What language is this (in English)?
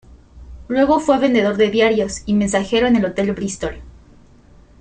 Spanish